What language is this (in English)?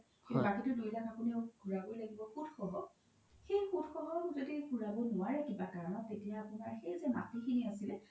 Assamese